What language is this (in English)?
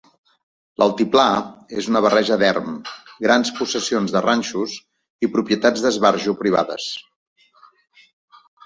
Catalan